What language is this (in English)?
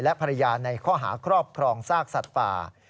Thai